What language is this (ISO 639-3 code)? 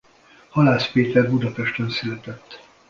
hun